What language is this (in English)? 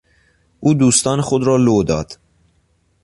Persian